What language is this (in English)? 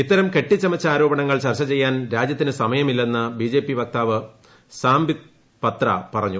Malayalam